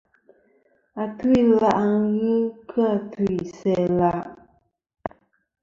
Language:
Kom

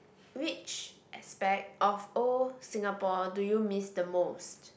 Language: English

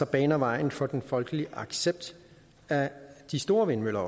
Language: Danish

